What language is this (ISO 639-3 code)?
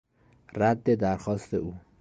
fas